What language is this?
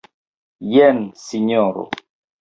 Esperanto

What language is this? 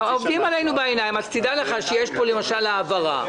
Hebrew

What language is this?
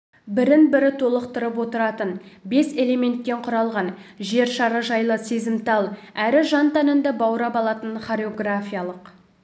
Kazakh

